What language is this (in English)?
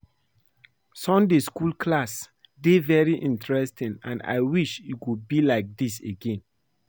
Nigerian Pidgin